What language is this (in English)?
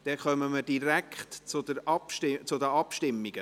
Swiss German